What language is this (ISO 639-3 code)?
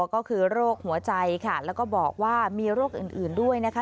tha